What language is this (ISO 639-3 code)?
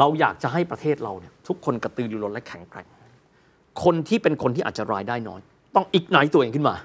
tha